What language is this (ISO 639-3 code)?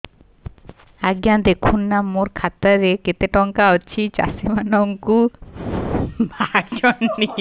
ori